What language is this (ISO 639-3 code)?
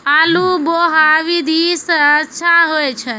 mai